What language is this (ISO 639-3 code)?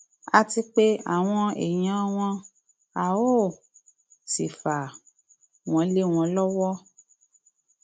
yor